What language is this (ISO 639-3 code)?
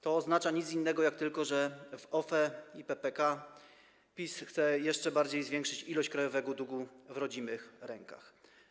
pol